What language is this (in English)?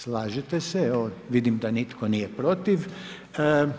Croatian